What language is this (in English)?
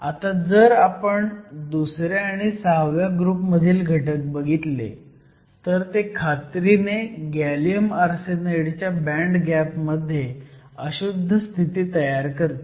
Marathi